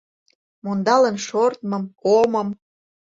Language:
Mari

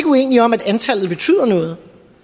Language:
Danish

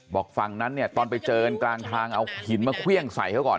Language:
Thai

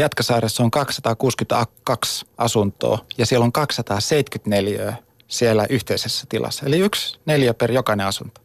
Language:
Finnish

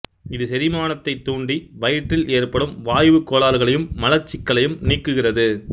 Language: Tamil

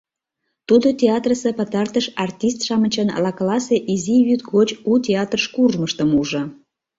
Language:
Mari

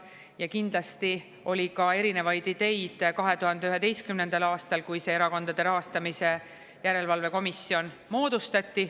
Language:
Estonian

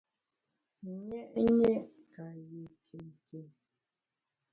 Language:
Bamun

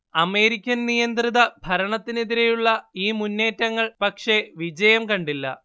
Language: Malayalam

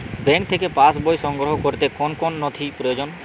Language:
Bangla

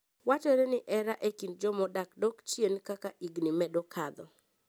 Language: Luo (Kenya and Tanzania)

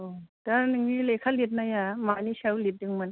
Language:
Bodo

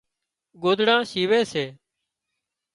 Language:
Wadiyara Koli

